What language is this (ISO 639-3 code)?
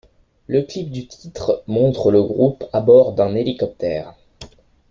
fra